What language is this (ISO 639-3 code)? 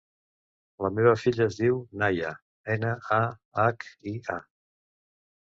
cat